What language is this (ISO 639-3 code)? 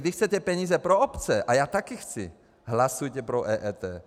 ces